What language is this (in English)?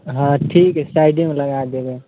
Maithili